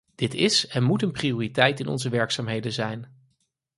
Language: Dutch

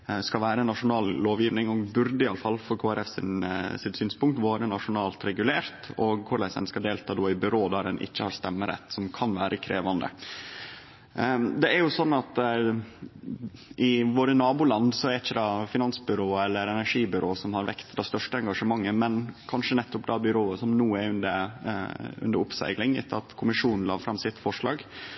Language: Norwegian Nynorsk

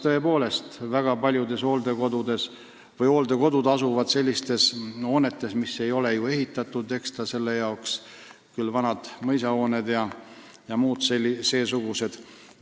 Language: Estonian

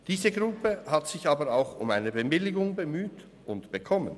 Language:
Swiss German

